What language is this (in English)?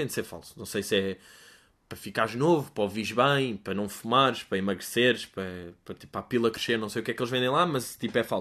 Portuguese